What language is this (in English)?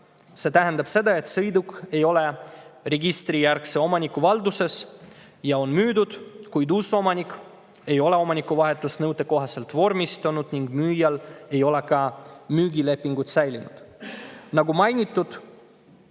Estonian